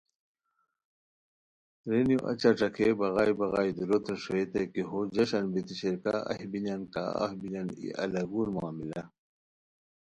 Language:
Khowar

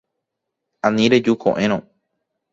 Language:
Guarani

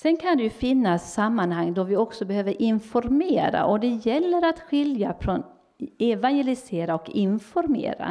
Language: Swedish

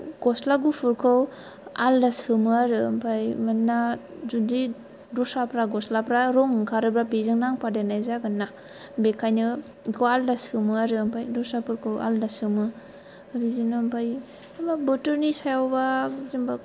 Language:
Bodo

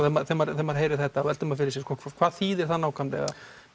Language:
Icelandic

